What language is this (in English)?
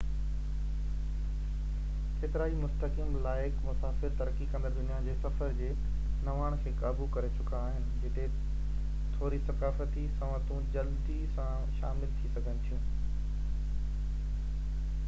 Sindhi